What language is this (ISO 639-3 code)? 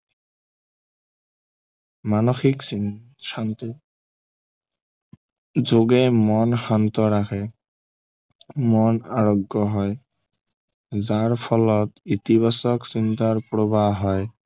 asm